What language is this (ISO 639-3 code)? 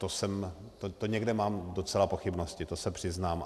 ces